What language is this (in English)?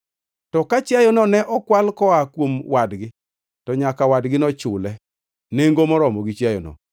Luo (Kenya and Tanzania)